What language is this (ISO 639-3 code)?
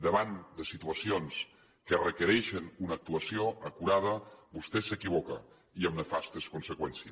cat